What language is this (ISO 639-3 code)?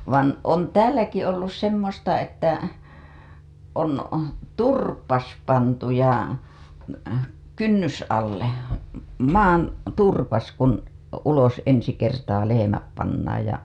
fin